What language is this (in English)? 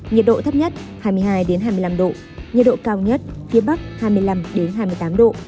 Vietnamese